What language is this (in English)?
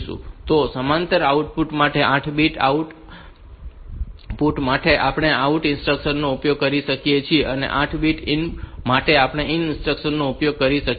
Gujarati